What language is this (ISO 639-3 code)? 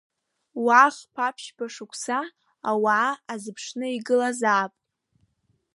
abk